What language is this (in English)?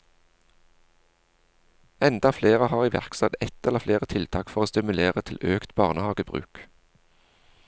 Norwegian